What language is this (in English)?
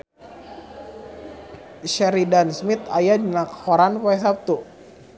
Sundanese